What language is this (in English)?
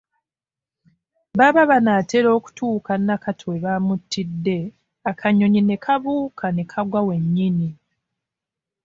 Ganda